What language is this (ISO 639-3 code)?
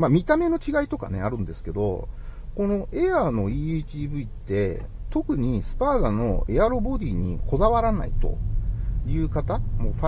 jpn